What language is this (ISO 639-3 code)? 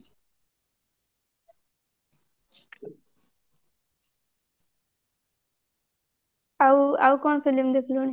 ori